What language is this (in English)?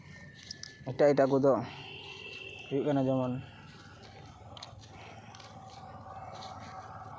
Santali